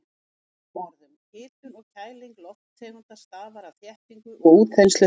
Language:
Icelandic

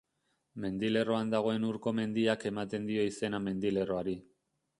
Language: Basque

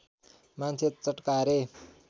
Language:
Nepali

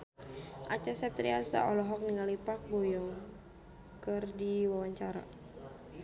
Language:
Sundanese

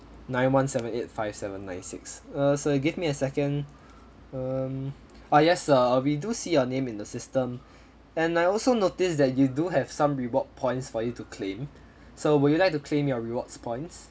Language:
English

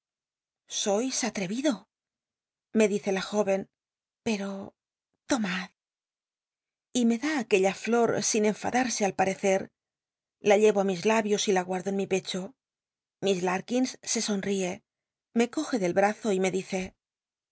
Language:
Spanish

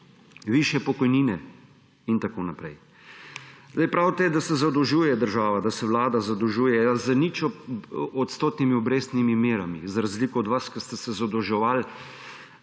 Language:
Slovenian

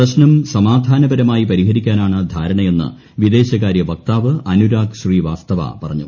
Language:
Malayalam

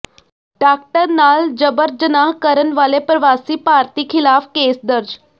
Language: Punjabi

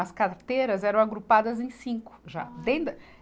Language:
Portuguese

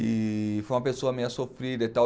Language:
Portuguese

